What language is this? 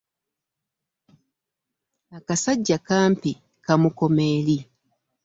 Ganda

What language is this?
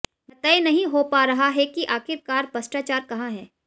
Hindi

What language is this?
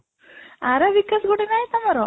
Odia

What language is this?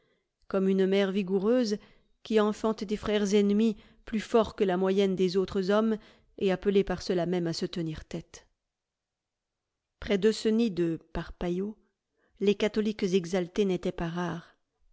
French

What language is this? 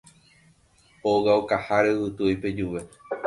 Guarani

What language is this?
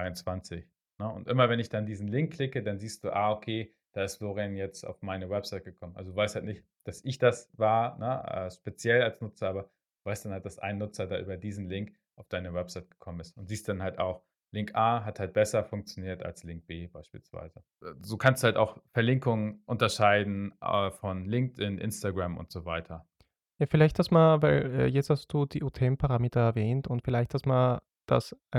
German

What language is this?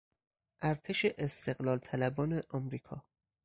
Persian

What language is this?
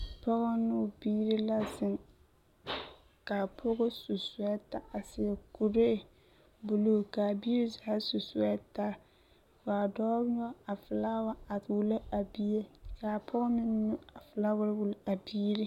Southern Dagaare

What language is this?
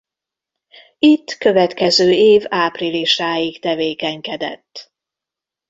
Hungarian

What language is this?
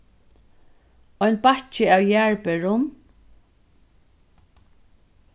Faroese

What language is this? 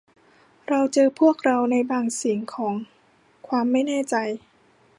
Thai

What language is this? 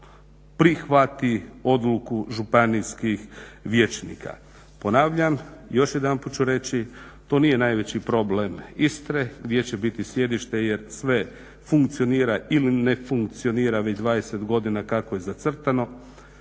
Croatian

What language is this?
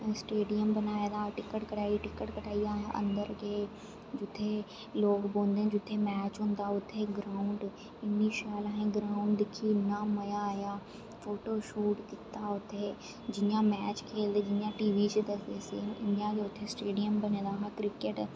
Dogri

